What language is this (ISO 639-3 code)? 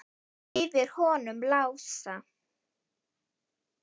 isl